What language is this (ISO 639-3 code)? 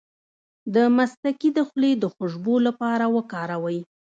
pus